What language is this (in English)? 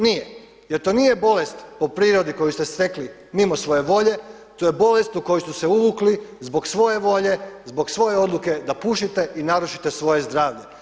Croatian